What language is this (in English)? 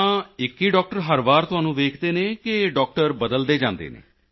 Punjabi